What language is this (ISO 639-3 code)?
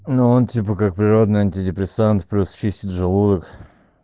rus